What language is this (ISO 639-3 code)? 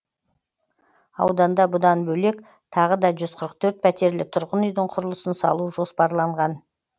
kaz